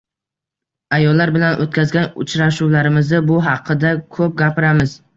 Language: Uzbek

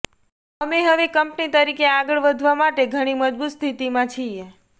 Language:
Gujarati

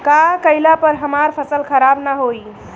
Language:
Bhojpuri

